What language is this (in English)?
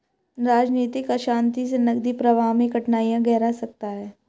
Hindi